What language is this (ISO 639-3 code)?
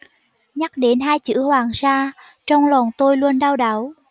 vie